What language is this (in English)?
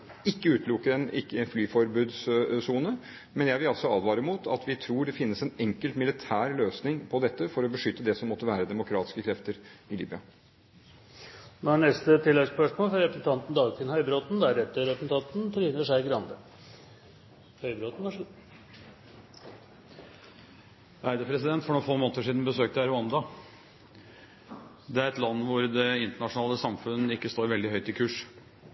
Norwegian